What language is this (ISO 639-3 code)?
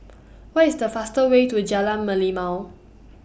eng